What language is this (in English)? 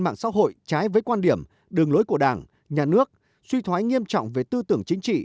Vietnamese